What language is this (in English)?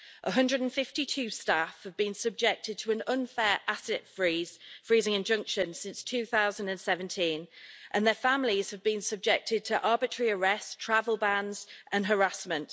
English